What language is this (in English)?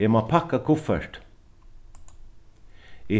Faroese